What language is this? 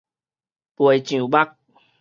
Min Nan Chinese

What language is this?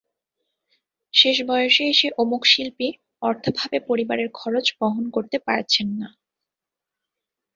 Bangla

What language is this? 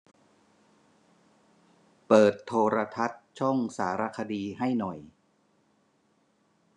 Thai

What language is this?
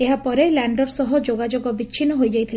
Odia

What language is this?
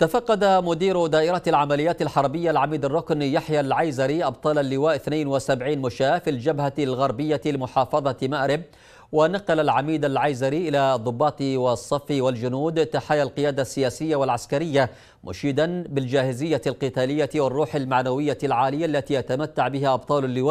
Arabic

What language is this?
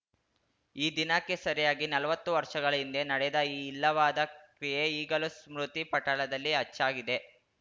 Kannada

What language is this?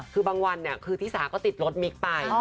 Thai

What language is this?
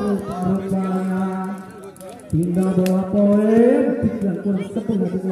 Indonesian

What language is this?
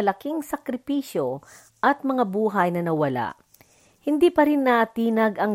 Filipino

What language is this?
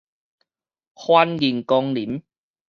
Min Nan Chinese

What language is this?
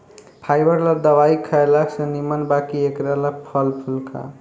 Bhojpuri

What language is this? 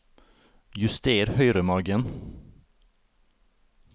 Norwegian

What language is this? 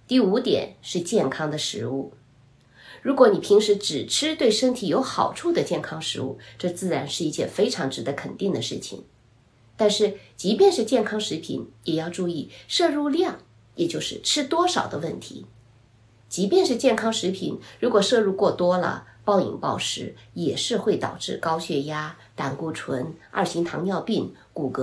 Chinese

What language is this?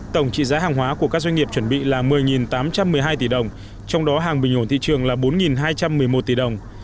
Vietnamese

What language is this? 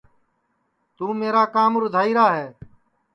Sansi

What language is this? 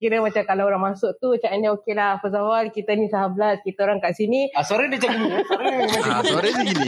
Malay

